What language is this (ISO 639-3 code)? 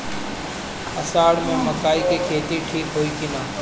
bho